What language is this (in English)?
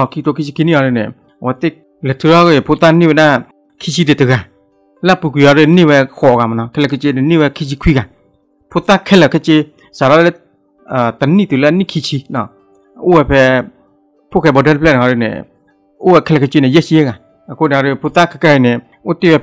Thai